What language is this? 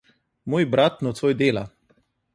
Slovenian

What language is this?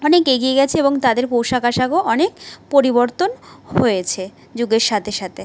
Bangla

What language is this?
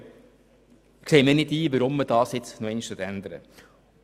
Swiss German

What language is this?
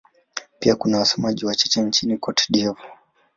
Swahili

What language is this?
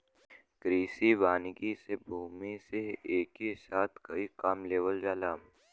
Bhojpuri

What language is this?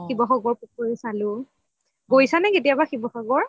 Assamese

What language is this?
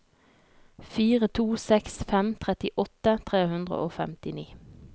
Norwegian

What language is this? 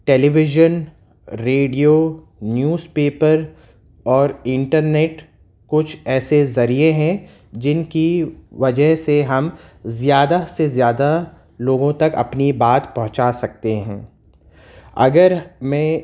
Urdu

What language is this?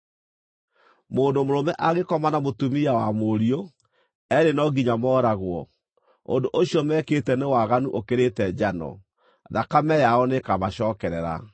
Kikuyu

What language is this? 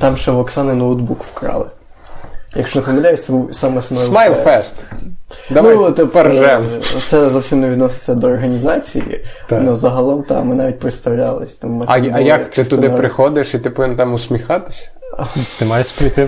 Ukrainian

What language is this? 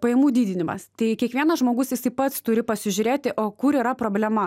Lithuanian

